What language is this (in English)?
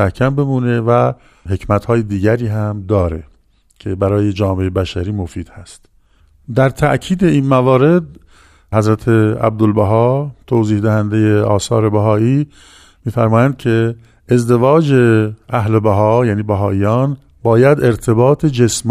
Persian